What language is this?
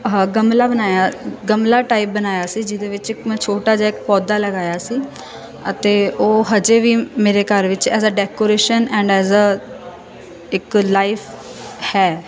Punjabi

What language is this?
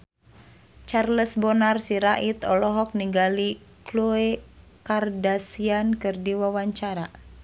Sundanese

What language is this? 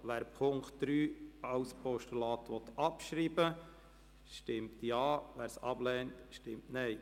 Swiss German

